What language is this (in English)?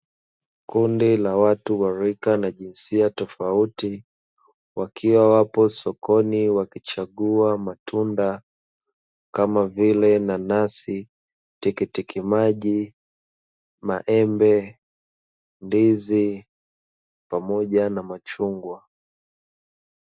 Swahili